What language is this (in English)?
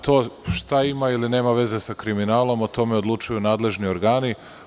Serbian